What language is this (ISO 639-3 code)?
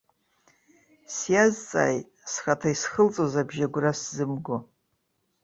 abk